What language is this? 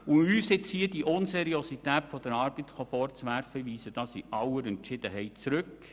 Swiss German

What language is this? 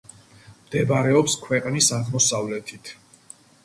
Georgian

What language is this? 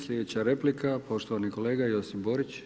Croatian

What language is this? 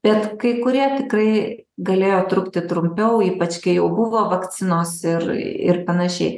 Lithuanian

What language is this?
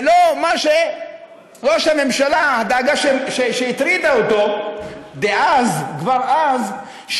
Hebrew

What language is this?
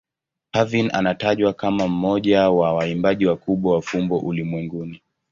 Swahili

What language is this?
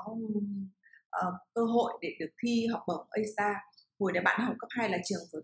Vietnamese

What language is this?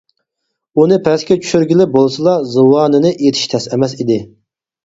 Uyghur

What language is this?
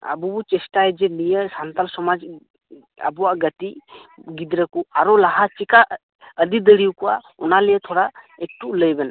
Santali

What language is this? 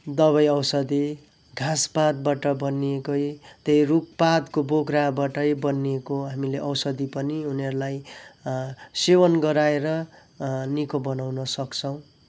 Nepali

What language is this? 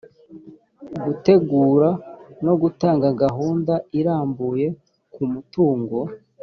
Kinyarwanda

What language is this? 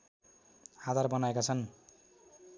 Nepali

